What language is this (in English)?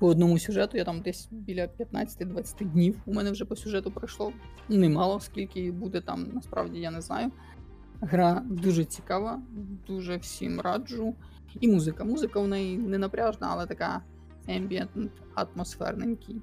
Ukrainian